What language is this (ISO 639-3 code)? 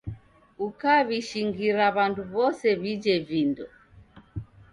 dav